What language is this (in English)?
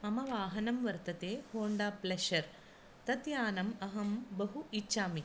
Sanskrit